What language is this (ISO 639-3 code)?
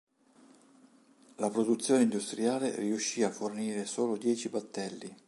ita